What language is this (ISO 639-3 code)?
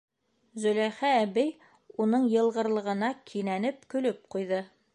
bak